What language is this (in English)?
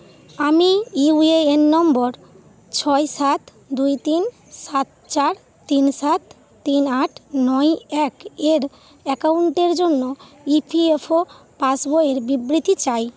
Bangla